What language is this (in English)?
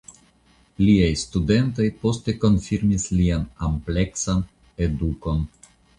Esperanto